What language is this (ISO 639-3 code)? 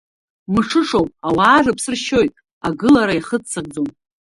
abk